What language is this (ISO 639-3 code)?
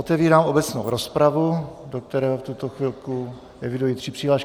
ces